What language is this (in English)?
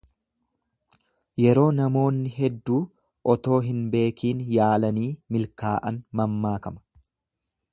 Oromo